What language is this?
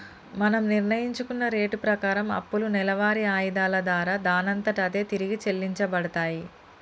Telugu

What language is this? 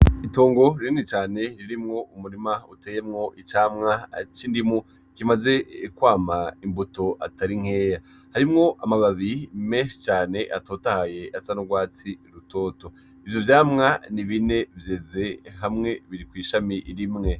Rundi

